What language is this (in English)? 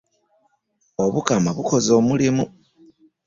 Ganda